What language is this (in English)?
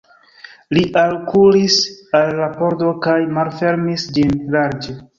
Esperanto